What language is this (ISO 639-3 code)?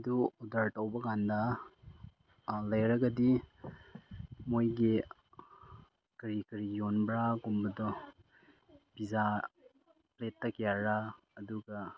mni